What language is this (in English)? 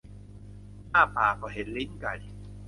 Thai